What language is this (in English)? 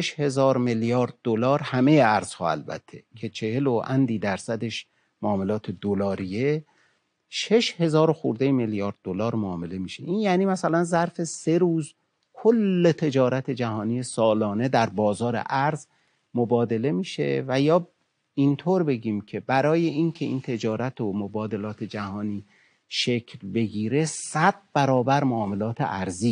Persian